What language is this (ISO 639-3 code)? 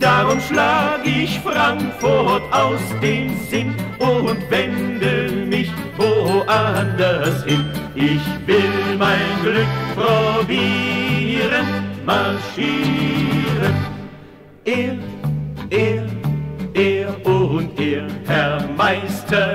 deu